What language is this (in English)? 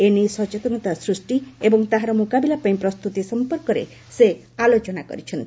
Odia